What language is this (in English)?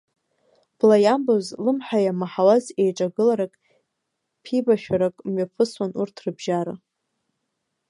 Abkhazian